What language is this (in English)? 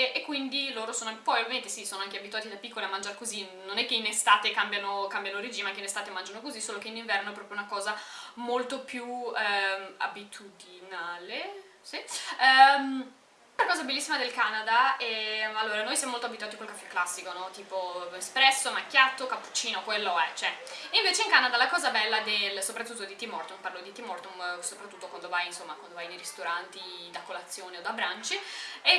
Italian